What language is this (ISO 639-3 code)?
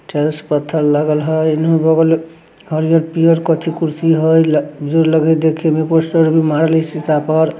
mag